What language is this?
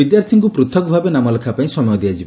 Odia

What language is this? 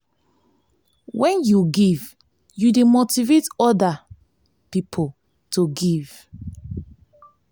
Nigerian Pidgin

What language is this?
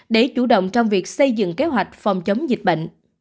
Vietnamese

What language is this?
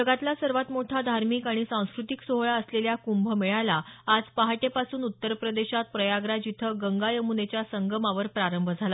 Marathi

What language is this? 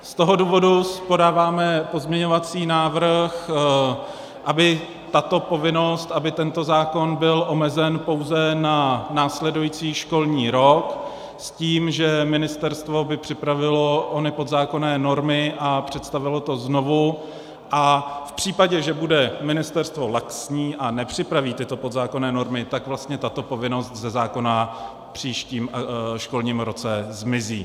Czech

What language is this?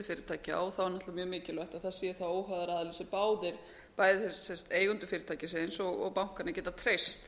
Icelandic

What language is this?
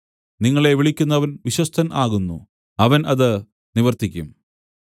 Malayalam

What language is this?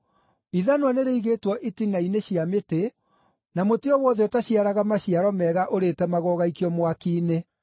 Kikuyu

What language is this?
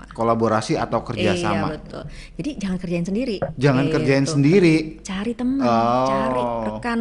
Indonesian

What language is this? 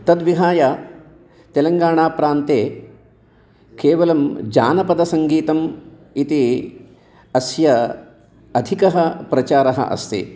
Sanskrit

